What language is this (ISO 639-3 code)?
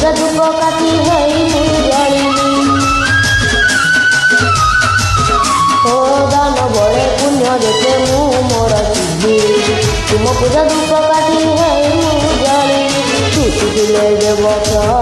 ori